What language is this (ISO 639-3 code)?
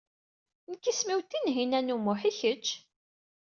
kab